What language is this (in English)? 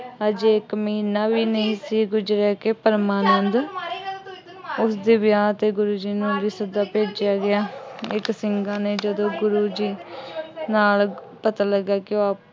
Punjabi